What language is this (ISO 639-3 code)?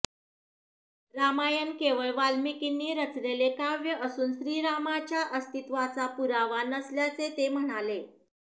mar